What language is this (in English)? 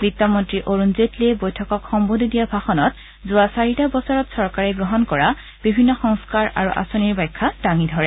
Assamese